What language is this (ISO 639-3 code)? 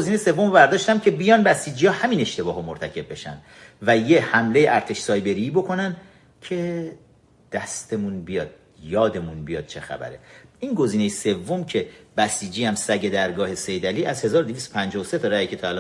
fas